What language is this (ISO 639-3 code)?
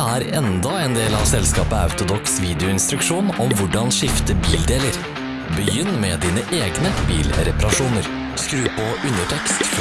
nor